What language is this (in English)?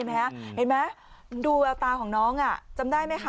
Thai